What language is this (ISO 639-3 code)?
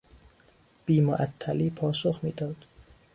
fas